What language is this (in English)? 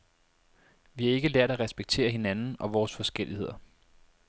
Danish